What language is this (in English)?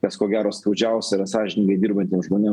Lithuanian